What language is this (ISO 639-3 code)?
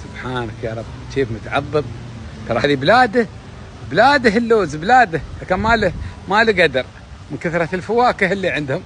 ara